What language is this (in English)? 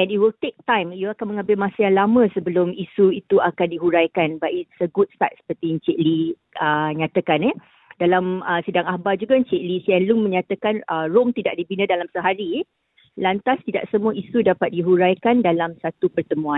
Malay